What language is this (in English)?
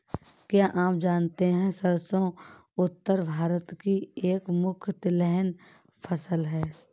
Hindi